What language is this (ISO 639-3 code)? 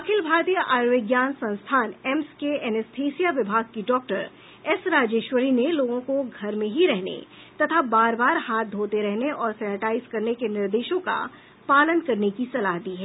hin